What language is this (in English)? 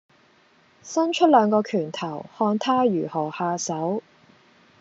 Cantonese